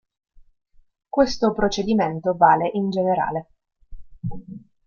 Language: Italian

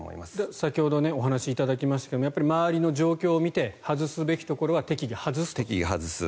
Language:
Japanese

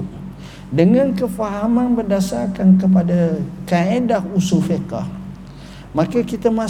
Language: Malay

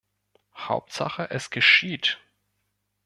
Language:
German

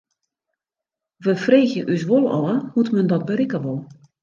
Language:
Western Frisian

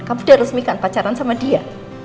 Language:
Indonesian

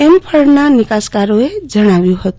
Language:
Gujarati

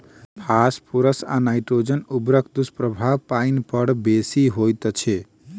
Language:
Maithili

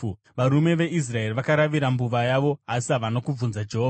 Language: Shona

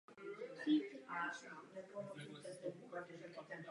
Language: Czech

